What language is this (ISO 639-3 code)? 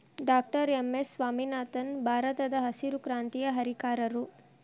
kan